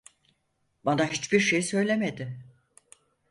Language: Turkish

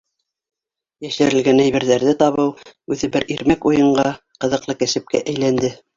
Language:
Bashkir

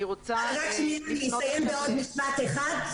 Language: Hebrew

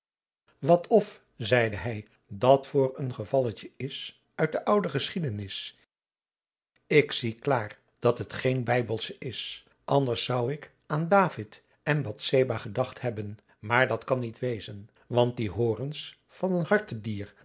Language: Dutch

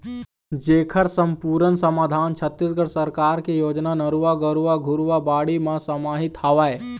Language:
Chhattisgarhi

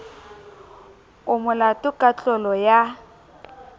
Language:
Southern Sotho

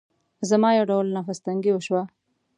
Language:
Pashto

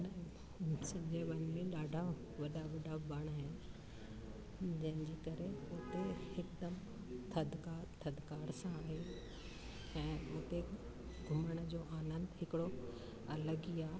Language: Sindhi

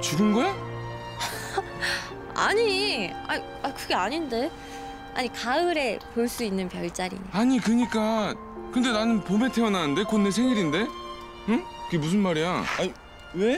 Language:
Korean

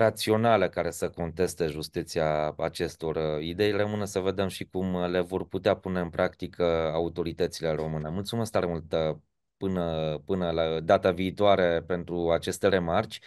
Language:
Romanian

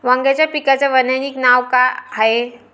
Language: Marathi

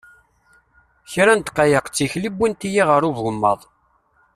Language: Kabyle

